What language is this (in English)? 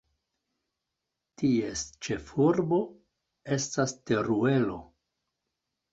Esperanto